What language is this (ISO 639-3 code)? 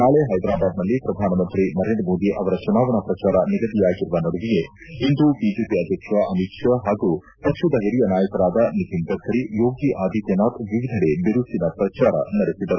kan